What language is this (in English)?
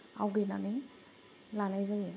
Bodo